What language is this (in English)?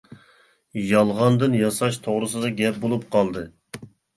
Uyghur